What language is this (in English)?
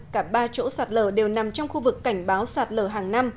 Vietnamese